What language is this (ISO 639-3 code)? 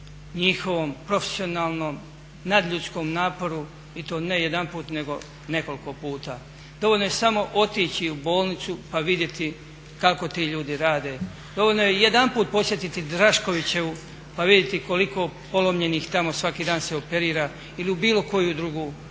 hrv